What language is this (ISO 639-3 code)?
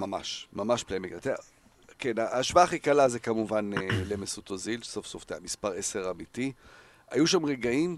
heb